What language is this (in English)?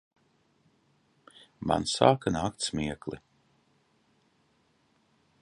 Latvian